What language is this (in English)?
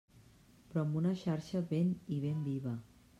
Catalan